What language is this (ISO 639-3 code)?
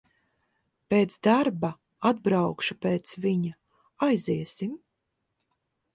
lav